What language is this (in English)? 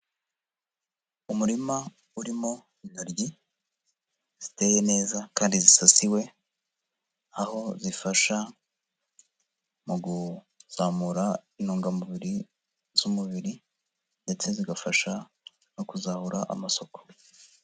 Kinyarwanda